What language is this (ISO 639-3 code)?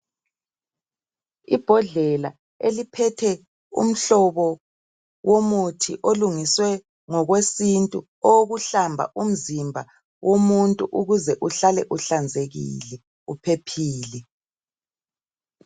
nde